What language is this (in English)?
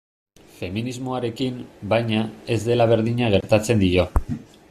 Basque